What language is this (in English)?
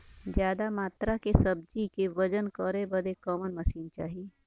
Bhojpuri